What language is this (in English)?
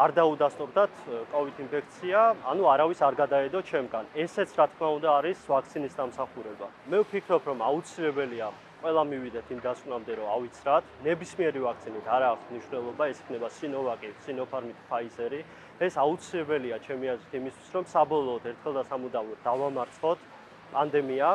Korean